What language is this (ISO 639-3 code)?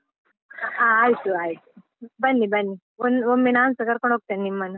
kan